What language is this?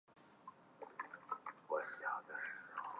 Chinese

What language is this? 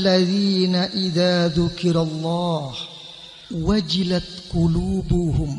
Indonesian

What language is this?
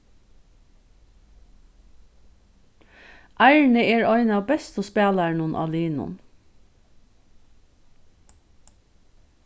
Faroese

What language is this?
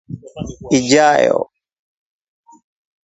Swahili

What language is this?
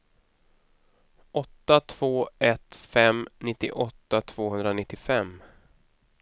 Swedish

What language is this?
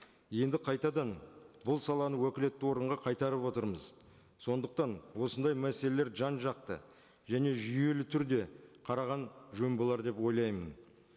Kazakh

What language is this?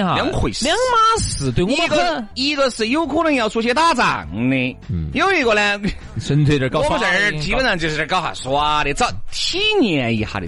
Chinese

